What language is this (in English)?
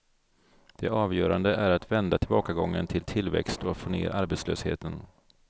Swedish